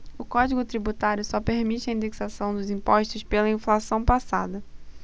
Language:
Portuguese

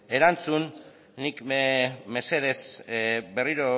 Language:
Basque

